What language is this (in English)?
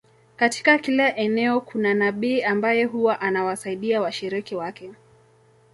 Swahili